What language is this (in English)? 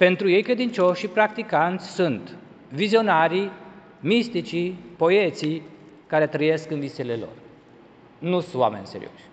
Romanian